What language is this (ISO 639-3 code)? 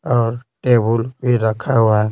hin